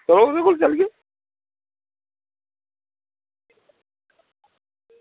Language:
Dogri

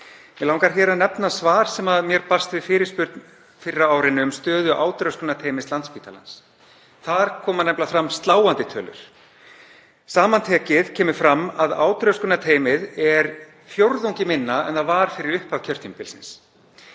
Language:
Icelandic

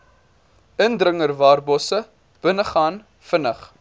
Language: Afrikaans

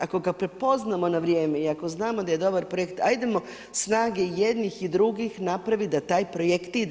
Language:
Croatian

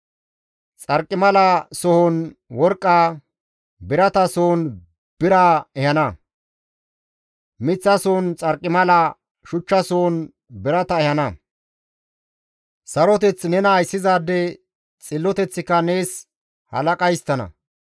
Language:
Gamo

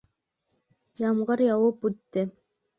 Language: Bashkir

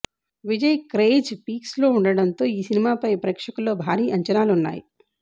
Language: Telugu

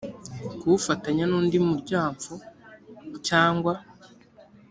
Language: Kinyarwanda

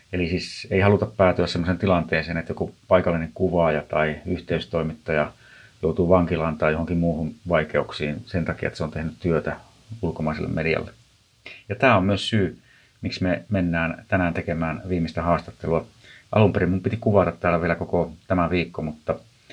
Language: Finnish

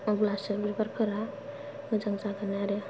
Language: Bodo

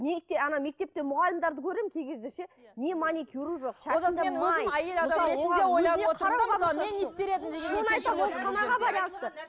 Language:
Kazakh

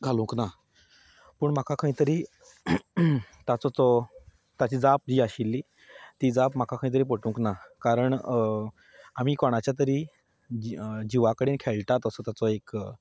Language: Konkani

